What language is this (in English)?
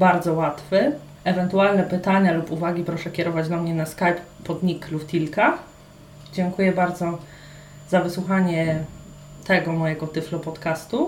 Polish